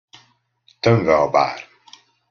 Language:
Hungarian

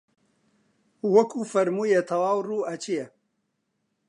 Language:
Central Kurdish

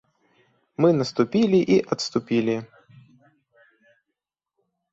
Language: Belarusian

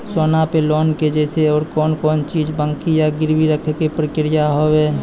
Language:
Maithili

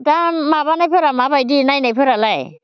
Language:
Bodo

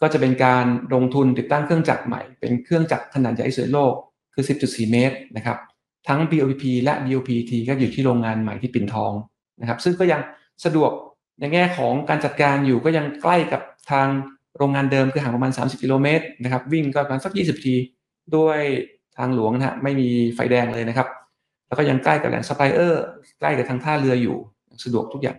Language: Thai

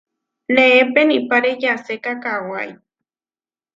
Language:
Huarijio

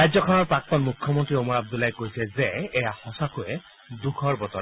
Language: Assamese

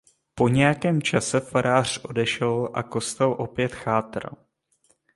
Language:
Czech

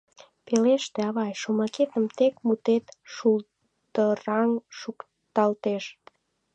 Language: Mari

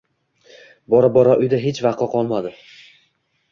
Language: Uzbek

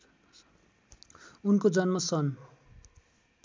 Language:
Nepali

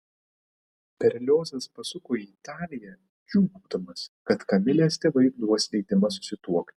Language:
Lithuanian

